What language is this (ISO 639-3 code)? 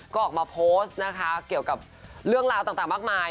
tha